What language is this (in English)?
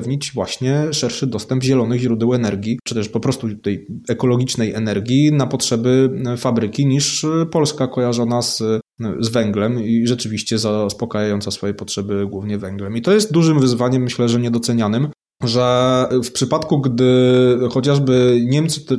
Polish